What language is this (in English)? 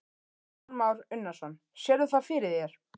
Icelandic